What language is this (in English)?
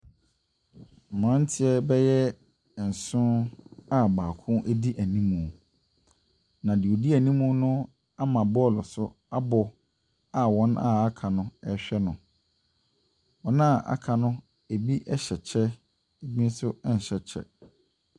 Akan